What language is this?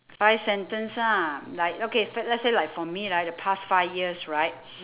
English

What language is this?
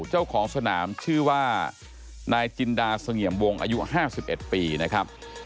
Thai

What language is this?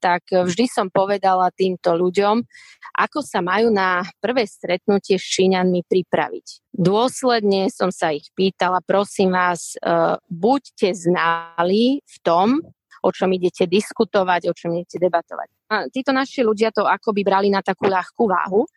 Czech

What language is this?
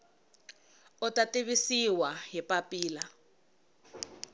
Tsonga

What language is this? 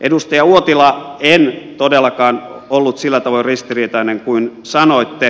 Finnish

